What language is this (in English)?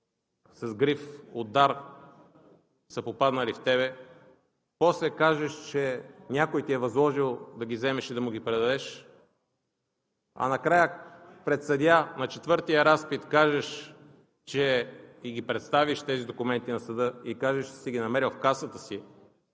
Bulgarian